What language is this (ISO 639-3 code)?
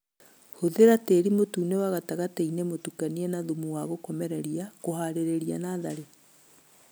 kik